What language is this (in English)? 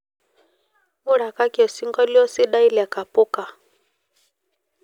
Masai